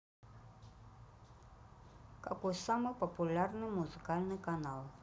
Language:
Russian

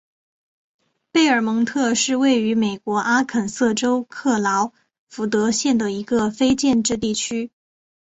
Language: Chinese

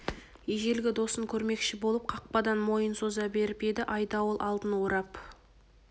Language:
Kazakh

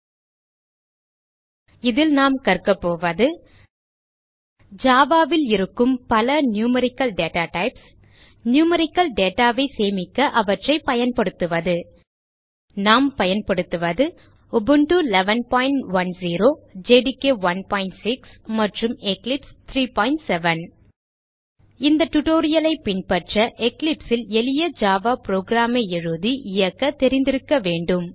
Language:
Tamil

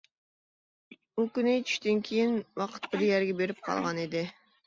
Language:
Uyghur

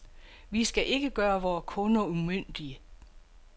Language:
Danish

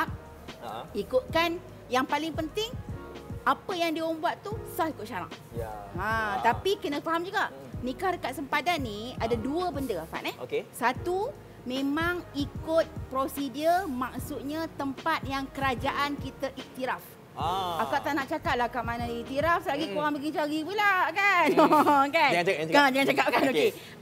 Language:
Malay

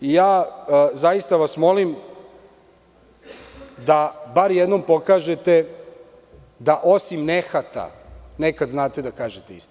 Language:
Serbian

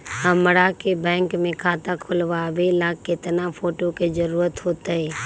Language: Magahi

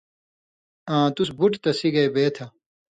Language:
Indus Kohistani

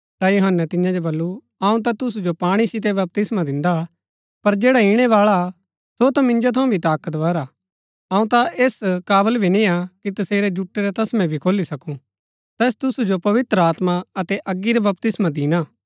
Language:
Gaddi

